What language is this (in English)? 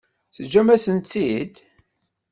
Kabyle